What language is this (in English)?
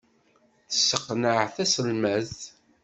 Kabyle